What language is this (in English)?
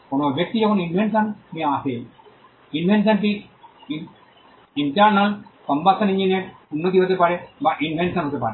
Bangla